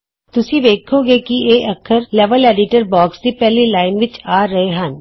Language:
Punjabi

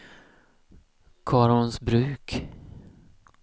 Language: Swedish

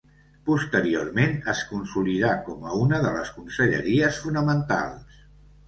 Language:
Catalan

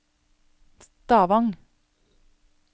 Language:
Norwegian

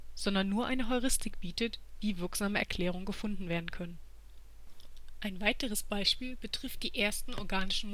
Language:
German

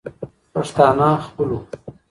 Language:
Pashto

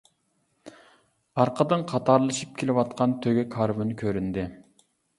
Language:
Uyghur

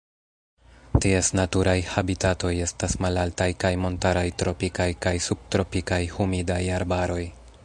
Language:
Esperanto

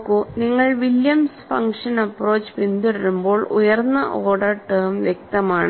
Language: Malayalam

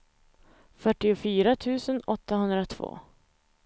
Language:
Swedish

